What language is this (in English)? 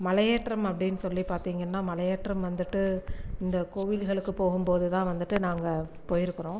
Tamil